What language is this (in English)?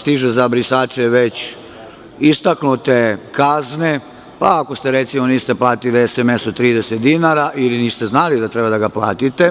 Serbian